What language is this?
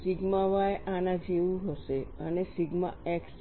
Gujarati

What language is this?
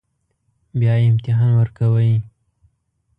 Pashto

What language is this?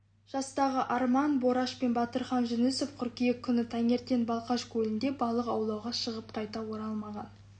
Kazakh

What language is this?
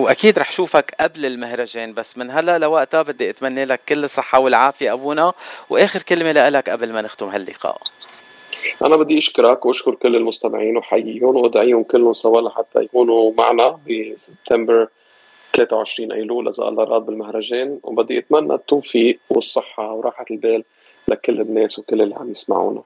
Arabic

